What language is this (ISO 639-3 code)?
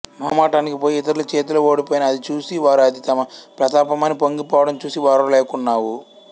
tel